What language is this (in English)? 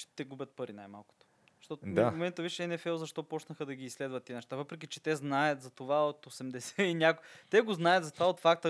Bulgarian